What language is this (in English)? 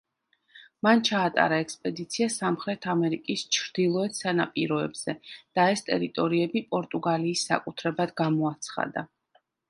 Georgian